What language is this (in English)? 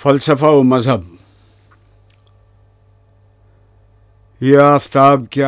Urdu